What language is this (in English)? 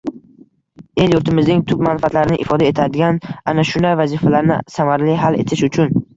Uzbek